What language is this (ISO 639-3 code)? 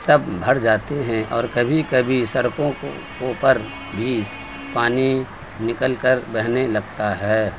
urd